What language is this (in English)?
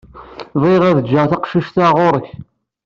Kabyle